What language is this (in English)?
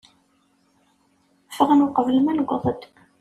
Kabyle